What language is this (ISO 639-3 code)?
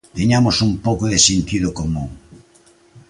glg